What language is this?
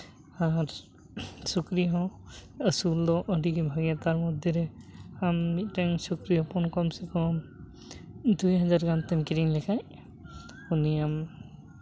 Santali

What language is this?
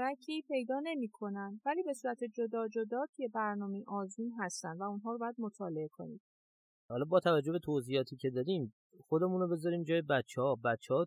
Persian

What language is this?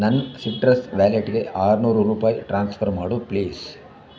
Kannada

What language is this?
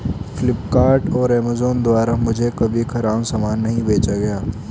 Hindi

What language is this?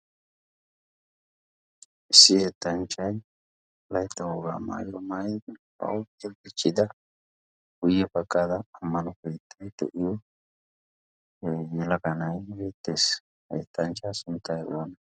Wolaytta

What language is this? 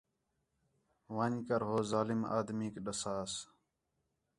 Khetrani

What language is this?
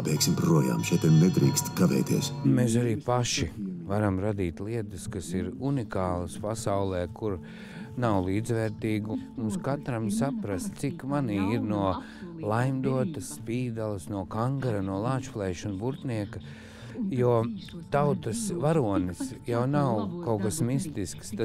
Latvian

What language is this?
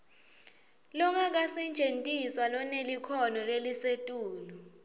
Swati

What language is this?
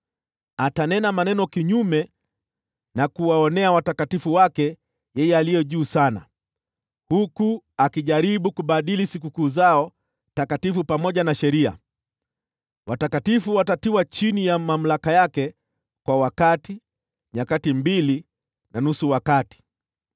Swahili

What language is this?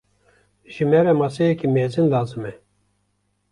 Kurdish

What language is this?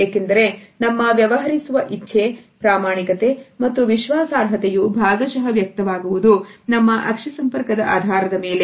Kannada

